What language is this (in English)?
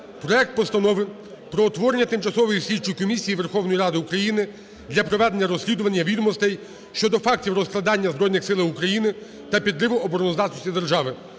Ukrainian